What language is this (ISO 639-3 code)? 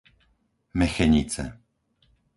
slk